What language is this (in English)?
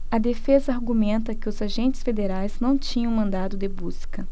Portuguese